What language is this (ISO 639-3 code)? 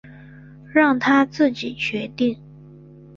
zho